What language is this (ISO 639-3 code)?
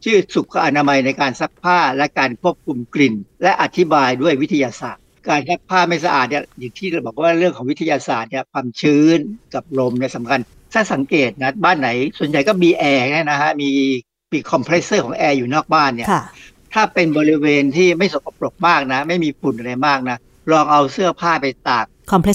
tha